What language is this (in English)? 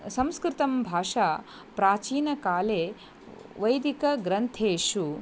Sanskrit